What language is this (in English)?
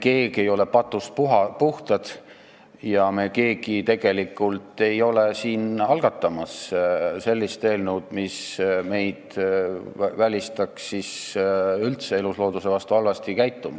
Estonian